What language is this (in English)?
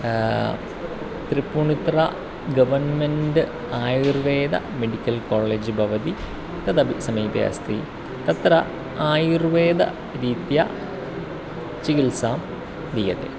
Sanskrit